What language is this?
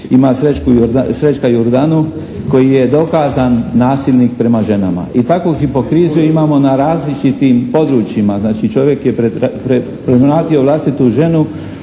Croatian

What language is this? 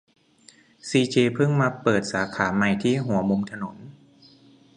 Thai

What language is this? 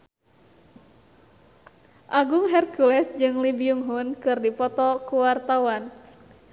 Sundanese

